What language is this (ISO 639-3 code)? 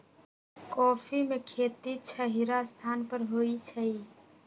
mag